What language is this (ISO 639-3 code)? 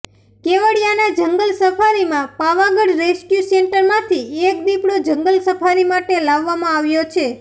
guj